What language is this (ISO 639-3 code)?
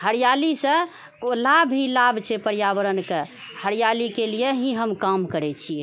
mai